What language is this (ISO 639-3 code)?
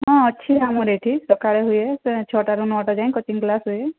ori